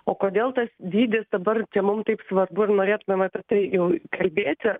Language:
Lithuanian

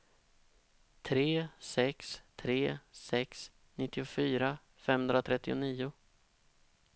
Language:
Swedish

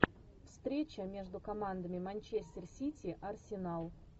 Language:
Russian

